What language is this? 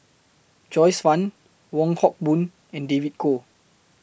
English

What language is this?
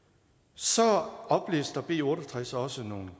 Danish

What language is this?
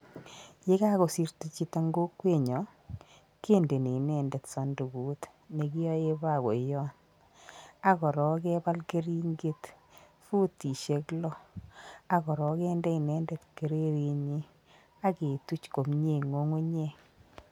Kalenjin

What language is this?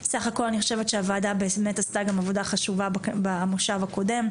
Hebrew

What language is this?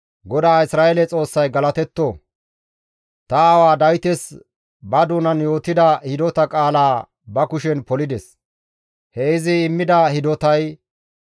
Gamo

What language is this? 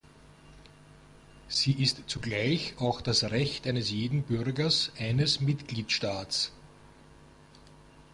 German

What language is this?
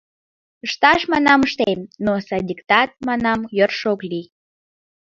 Mari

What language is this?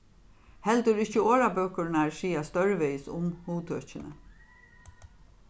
Faroese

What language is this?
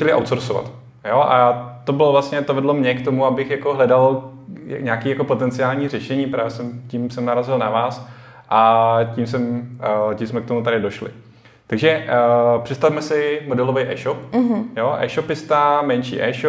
Czech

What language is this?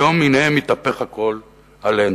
Hebrew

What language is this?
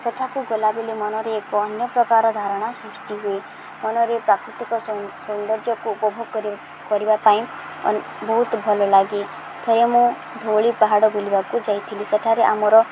Odia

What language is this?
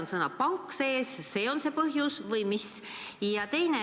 Estonian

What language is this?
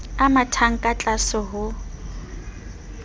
Southern Sotho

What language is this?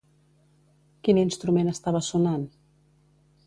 Catalan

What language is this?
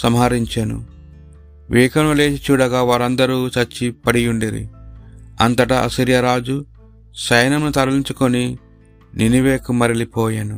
Telugu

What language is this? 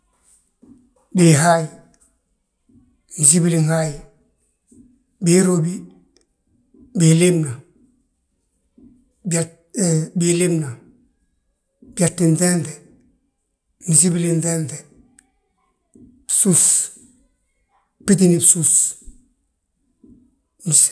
Balanta-Ganja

